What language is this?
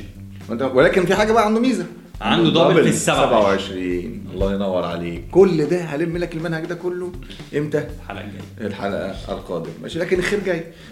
Arabic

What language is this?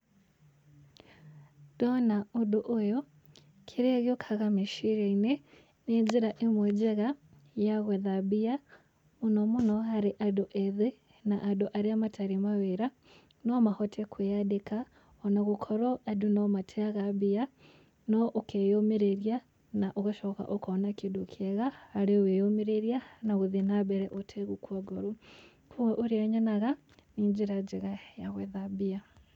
Kikuyu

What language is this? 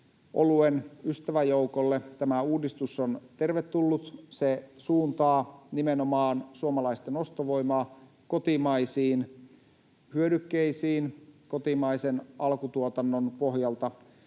Finnish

